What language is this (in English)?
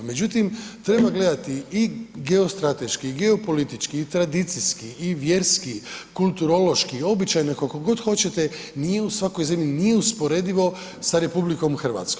Croatian